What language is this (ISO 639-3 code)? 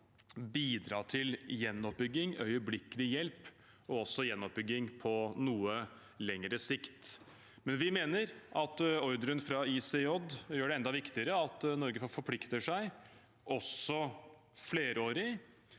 nor